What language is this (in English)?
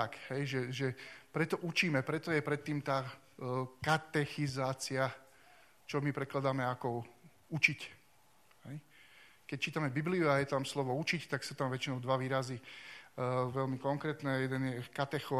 Slovak